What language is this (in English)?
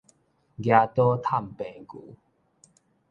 Min Nan Chinese